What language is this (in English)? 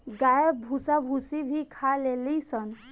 Bhojpuri